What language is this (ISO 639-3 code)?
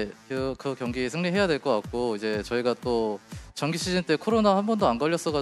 kor